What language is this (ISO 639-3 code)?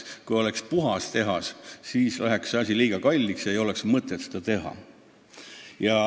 est